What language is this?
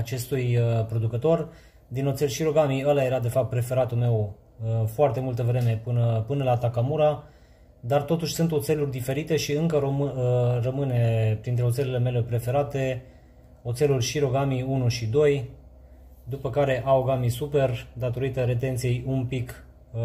Romanian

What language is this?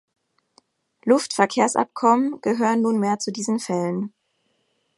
German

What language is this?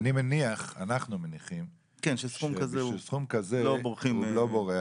Hebrew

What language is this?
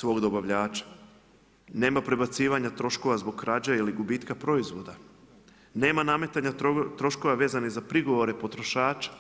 Croatian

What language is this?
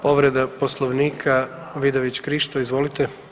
Croatian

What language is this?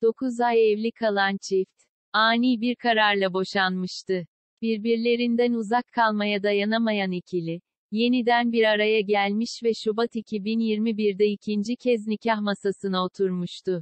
Turkish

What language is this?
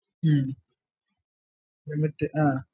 Malayalam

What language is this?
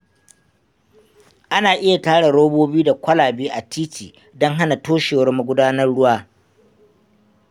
Hausa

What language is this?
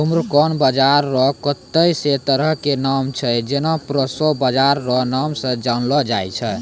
Maithili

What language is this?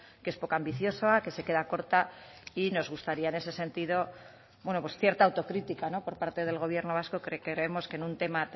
Spanish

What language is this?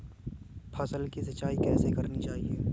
Hindi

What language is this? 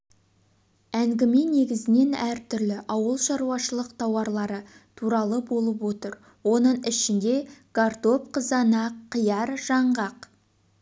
Kazakh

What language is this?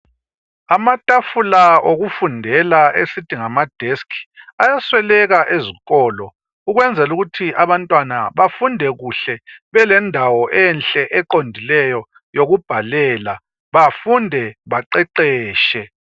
North Ndebele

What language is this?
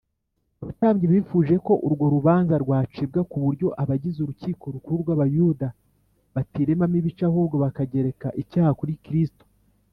Kinyarwanda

